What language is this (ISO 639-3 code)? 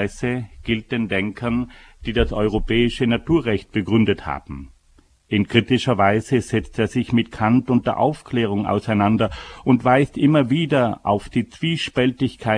deu